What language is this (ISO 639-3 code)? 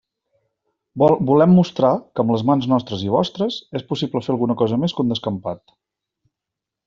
cat